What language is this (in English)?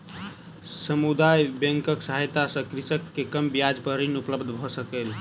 Maithili